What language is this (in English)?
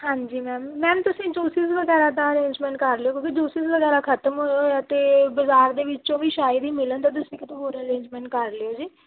Punjabi